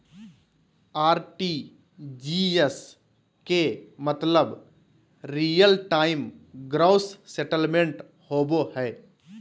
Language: Magahi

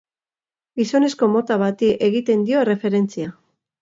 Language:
Basque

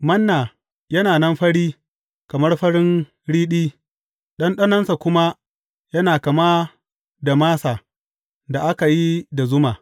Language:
Hausa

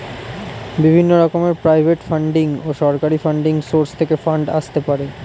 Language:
Bangla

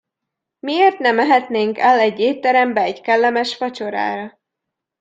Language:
Hungarian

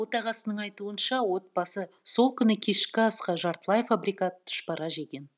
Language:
Kazakh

